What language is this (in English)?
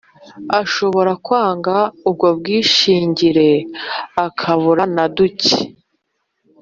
Kinyarwanda